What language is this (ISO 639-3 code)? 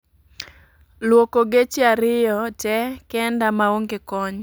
luo